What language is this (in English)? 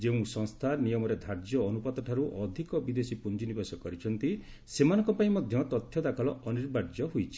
Odia